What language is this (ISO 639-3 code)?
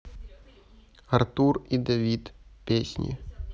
rus